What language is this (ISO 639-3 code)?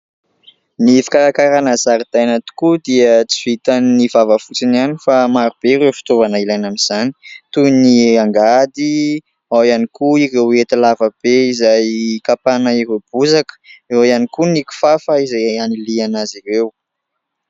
mlg